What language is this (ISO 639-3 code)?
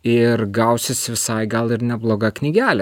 lit